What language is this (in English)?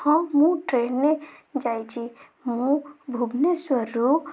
Odia